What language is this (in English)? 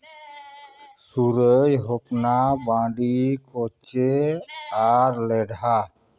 Santali